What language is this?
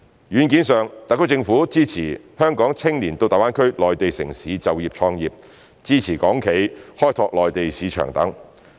Cantonese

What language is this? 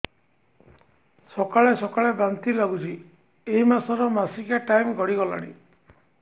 Odia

